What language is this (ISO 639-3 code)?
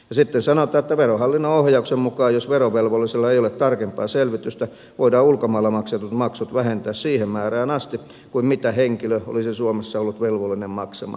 fin